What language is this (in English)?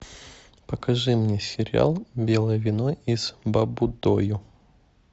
Russian